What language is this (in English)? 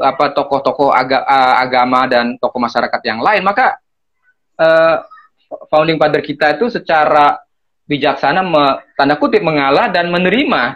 Indonesian